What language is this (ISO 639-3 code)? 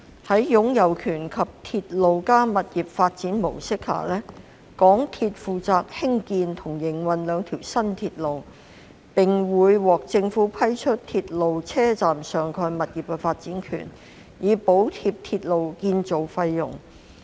yue